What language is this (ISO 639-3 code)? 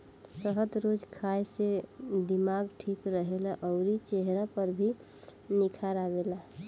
bho